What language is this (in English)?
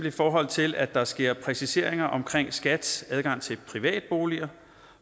Danish